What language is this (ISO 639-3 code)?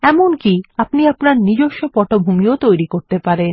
ben